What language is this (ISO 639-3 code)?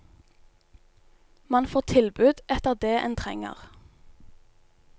nor